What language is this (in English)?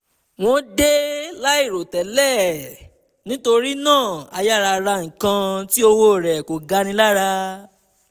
Yoruba